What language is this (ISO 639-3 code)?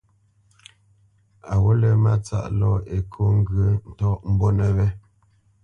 bce